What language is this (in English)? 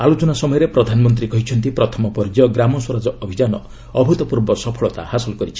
Odia